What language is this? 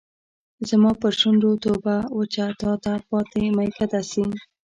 Pashto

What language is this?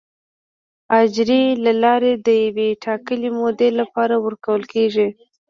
Pashto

